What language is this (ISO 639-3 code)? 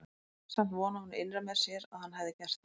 isl